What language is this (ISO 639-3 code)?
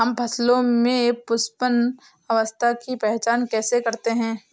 hin